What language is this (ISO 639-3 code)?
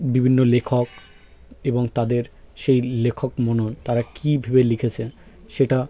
ben